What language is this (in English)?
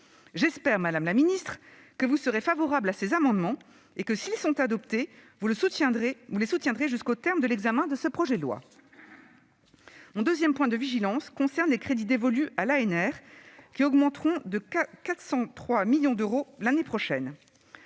French